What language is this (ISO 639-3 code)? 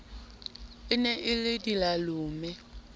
sot